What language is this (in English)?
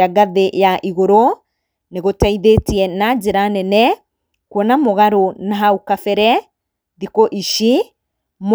Kikuyu